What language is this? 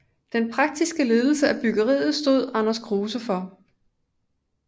Danish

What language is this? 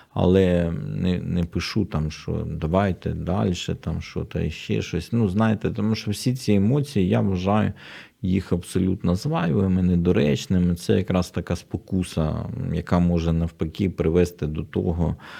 Ukrainian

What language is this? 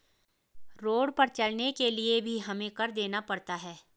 Hindi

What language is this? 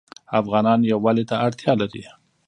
Pashto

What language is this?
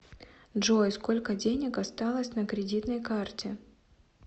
Russian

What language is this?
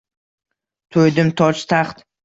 Uzbek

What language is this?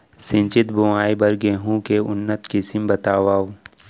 Chhattisgarhi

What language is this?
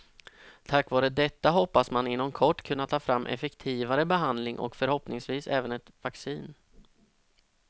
Swedish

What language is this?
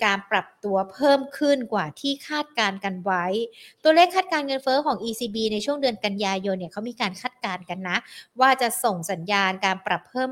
Thai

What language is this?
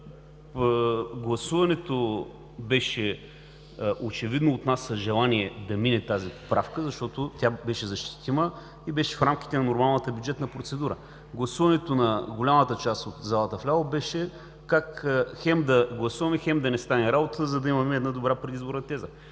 Bulgarian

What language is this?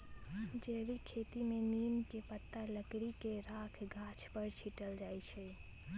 Magahi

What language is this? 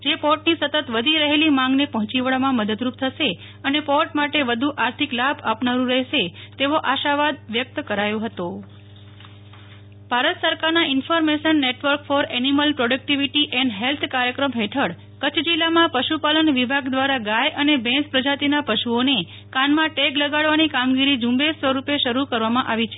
Gujarati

